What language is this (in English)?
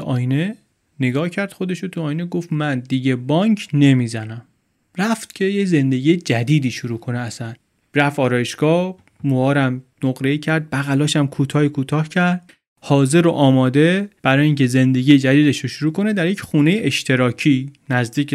Persian